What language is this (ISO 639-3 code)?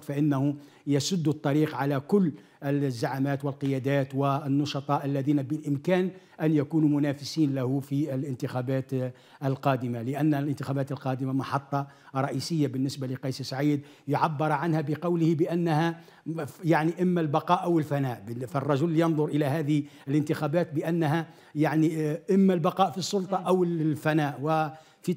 ara